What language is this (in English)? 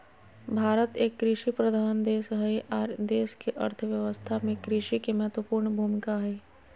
Magahi